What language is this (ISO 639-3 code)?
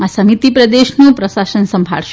guj